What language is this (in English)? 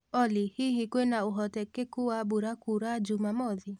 Kikuyu